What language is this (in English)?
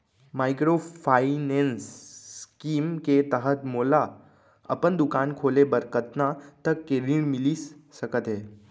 Chhattisgarhi